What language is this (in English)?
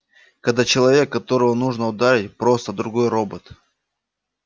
Russian